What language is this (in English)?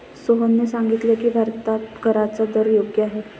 Marathi